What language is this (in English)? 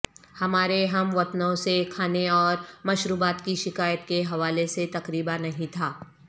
Urdu